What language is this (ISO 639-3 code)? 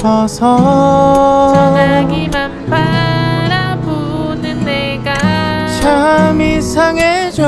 kor